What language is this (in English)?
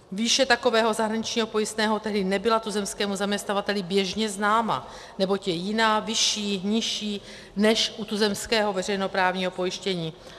Czech